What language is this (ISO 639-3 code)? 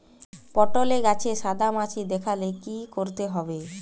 ben